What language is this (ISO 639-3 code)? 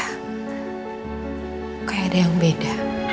ind